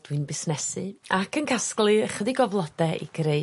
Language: Welsh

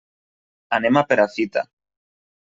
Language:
Catalan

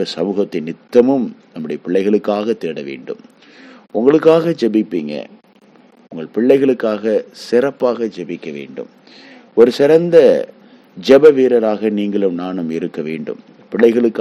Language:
Tamil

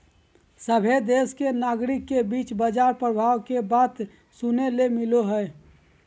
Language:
Magahi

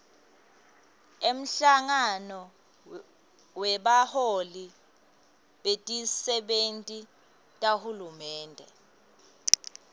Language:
Swati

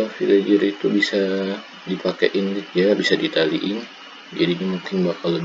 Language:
Indonesian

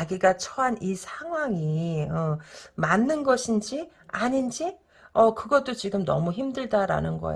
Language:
Korean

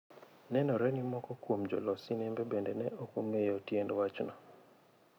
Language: Luo (Kenya and Tanzania)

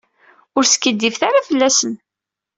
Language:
Kabyle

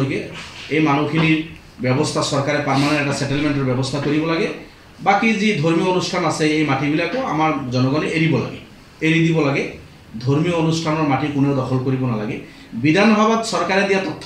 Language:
Indonesian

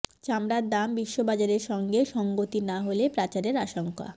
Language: Bangla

